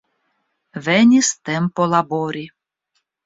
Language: Esperanto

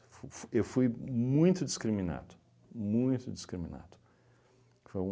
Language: Portuguese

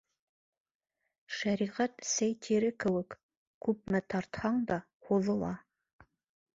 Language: Bashkir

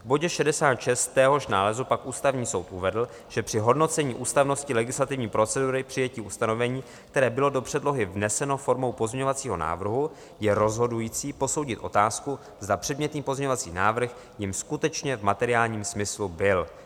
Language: Czech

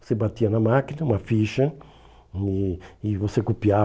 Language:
Portuguese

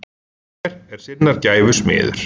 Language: Icelandic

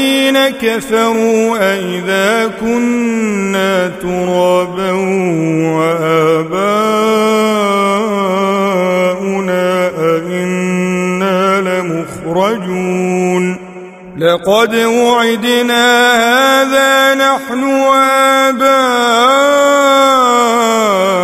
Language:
Arabic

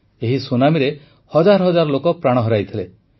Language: Odia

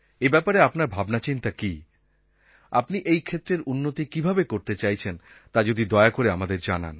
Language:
Bangla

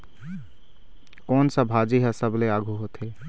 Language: Chhattisgarhi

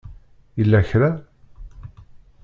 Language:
Kabyle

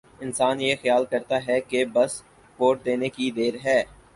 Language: Urdu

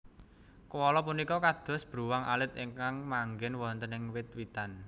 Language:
Javanese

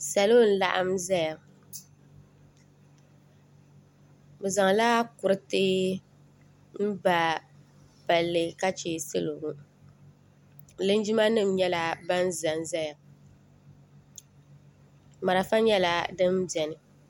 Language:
Dagbani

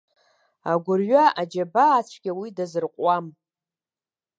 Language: Abkhazian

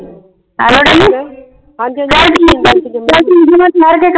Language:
Punjabi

